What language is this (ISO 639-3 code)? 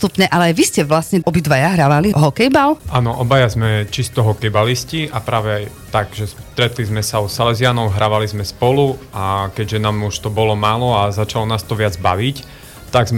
slk